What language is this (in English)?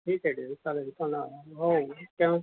Marathi